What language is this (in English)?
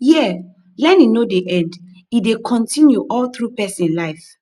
Nigerian Pidgin